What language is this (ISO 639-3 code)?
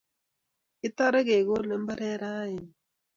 kln